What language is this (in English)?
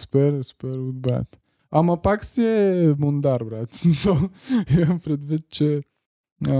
Bulgarian